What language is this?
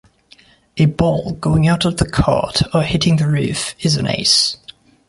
English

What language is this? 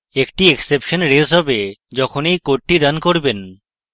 Bangla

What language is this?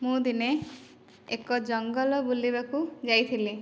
Odia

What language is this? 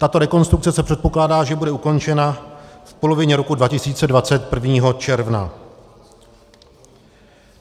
Czech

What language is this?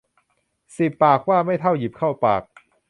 Thai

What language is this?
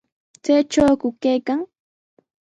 Sihuas Ancash Quechua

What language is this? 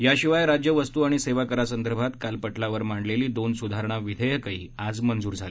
Marathi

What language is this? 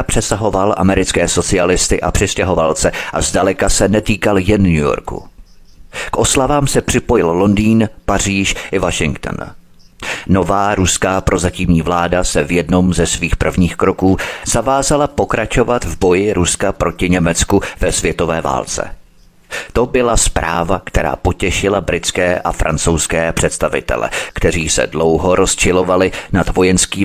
Czech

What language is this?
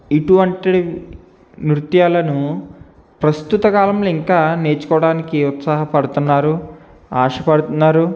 Telugu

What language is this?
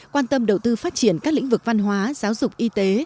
Vietnamese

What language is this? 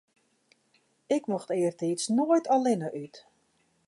Western Frisian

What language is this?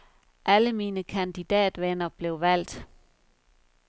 Danish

